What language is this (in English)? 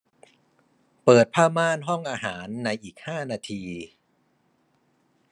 Thai